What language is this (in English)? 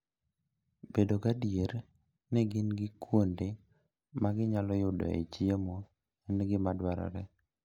Luo (Kenya and Tanzania)